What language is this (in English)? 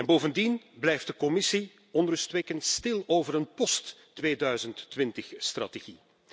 Dutch